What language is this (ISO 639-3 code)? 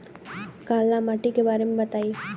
bho